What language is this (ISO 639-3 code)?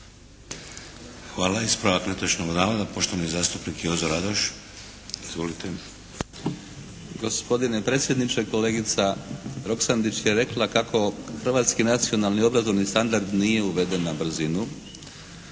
hrv